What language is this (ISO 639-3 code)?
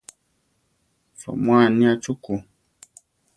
tar